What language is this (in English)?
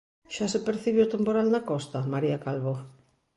Galician